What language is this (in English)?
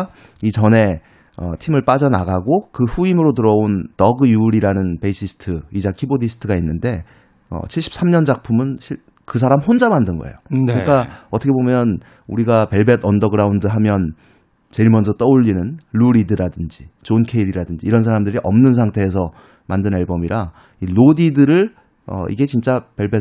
Korean